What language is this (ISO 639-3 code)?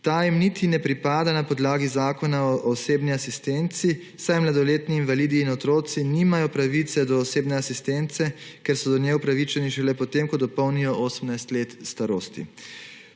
slv